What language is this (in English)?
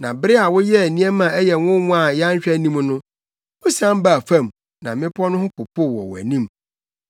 Akan